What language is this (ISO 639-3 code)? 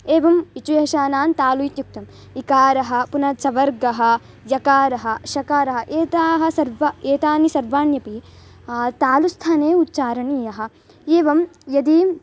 san